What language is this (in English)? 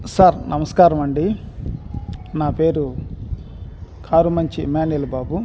Telugu